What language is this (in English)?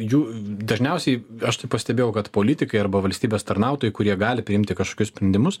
Lithuanian